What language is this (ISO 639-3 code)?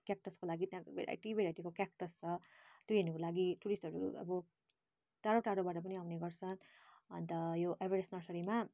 nep